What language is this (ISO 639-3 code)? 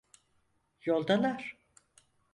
tur